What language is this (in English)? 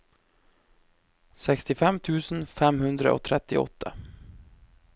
Norwegian